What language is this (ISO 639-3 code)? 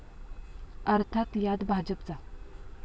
mar